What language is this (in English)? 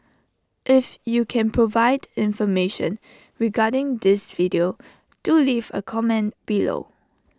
English